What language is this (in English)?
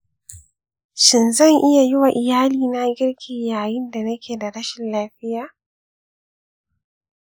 Hausa